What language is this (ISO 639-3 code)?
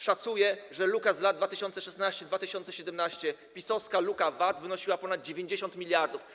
pol